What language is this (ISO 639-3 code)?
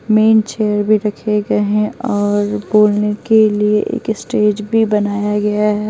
hin